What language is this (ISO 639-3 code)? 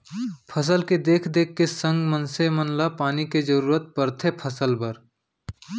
hne